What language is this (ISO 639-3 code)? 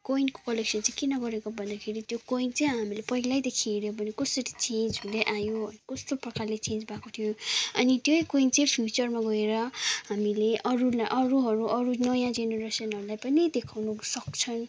nep